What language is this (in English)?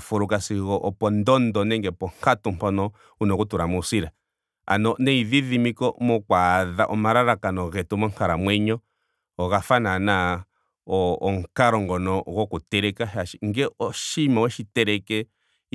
Ndonga